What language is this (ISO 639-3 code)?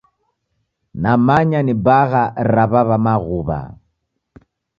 dav